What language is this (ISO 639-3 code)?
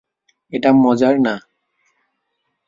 ben